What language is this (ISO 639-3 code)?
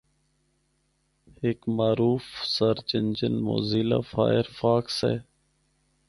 hno